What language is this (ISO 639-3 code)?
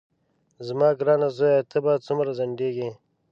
pus